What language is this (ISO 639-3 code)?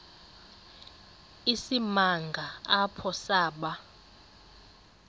xho